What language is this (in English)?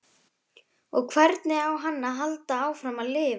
Icelandic